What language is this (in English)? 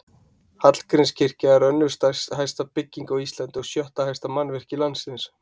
Icelandic